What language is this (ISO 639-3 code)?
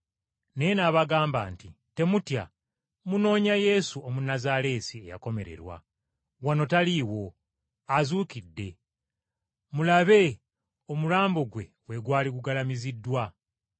lug